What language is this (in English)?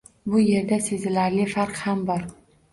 Uzbek